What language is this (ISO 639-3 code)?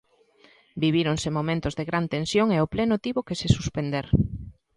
glg